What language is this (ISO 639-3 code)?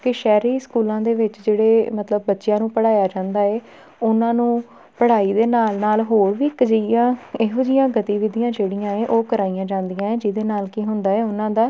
pan